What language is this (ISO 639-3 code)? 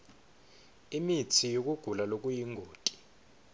ssw